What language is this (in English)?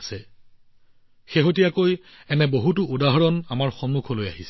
Assamese